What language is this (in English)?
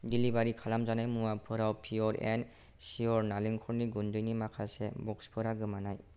Bodo